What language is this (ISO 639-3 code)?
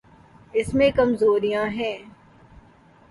urd